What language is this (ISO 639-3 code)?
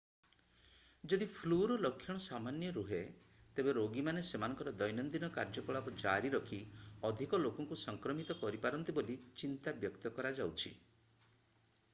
ori